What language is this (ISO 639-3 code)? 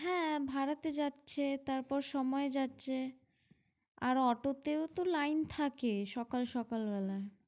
ben